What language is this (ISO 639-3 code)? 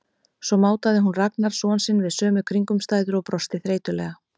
isl